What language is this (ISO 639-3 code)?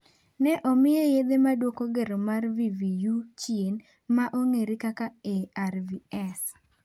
luo